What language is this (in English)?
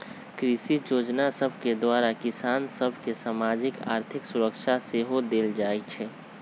Magahi